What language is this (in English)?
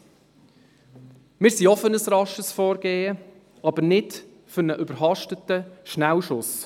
Swiss German